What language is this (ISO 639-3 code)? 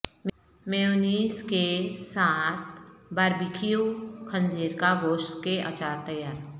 urd